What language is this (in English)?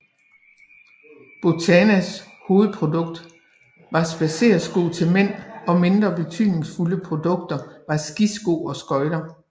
Danish